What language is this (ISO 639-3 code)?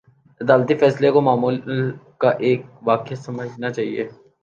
urd